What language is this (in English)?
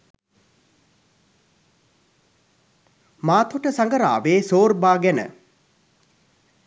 Sinhala